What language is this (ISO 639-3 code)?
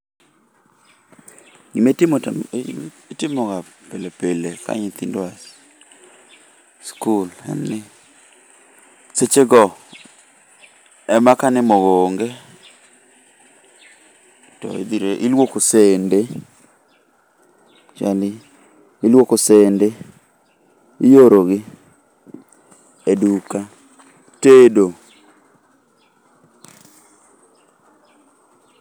luo